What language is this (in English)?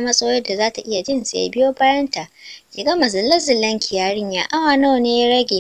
Korean